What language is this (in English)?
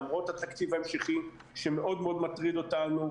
Hebrew